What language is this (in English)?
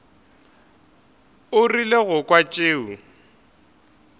Northern Sotho